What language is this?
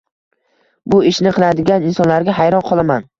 Uzbek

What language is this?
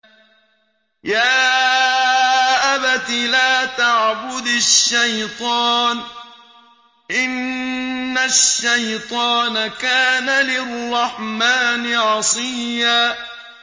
Arabic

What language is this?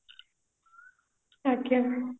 Odia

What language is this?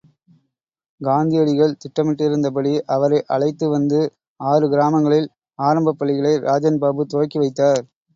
Tamil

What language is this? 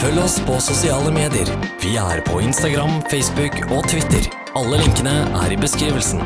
Norwegian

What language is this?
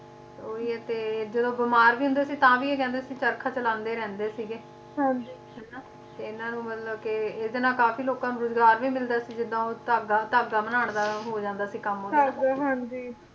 Punjabi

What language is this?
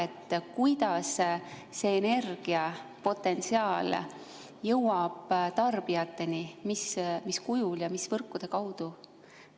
Estonian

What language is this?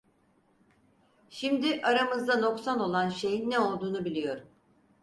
Turkish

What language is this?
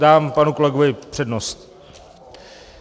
Czech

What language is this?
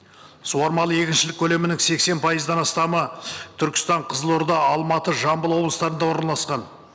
Kazakh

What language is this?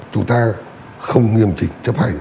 Vietnamese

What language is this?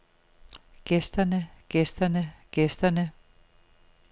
Danish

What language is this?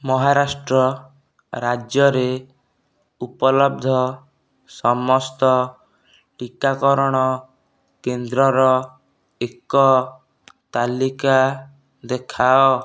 Odia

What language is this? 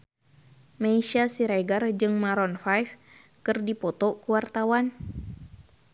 Sundanese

